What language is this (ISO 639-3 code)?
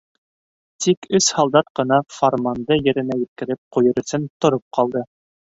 bak